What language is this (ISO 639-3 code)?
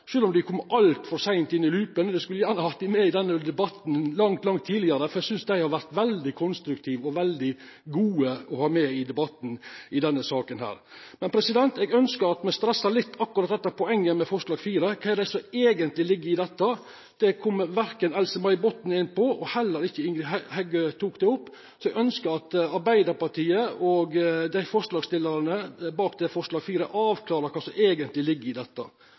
nno